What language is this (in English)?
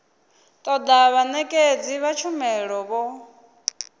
Venda